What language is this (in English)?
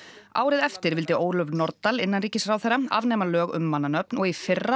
Icelandic